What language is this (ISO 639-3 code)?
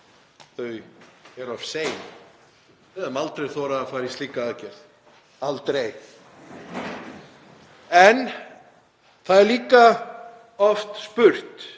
isl